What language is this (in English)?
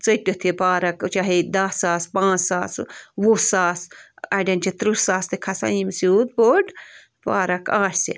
Kashmiri